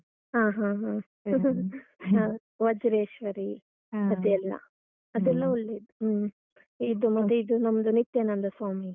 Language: Kannada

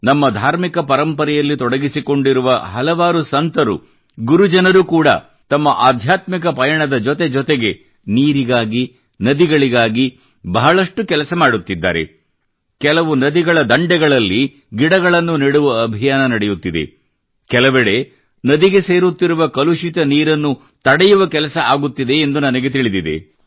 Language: Kannada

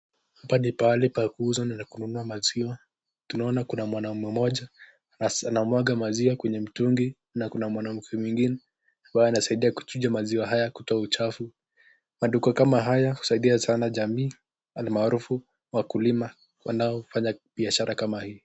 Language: Swahili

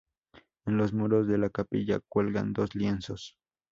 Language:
Spanish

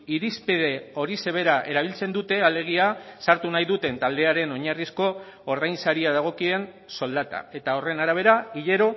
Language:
Basque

